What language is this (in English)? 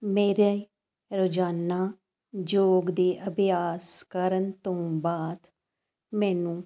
Punjabi